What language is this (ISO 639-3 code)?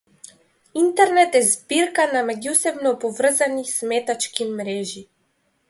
mkd